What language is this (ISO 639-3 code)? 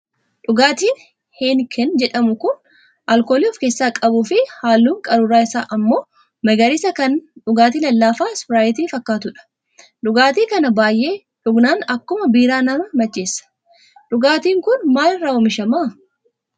orm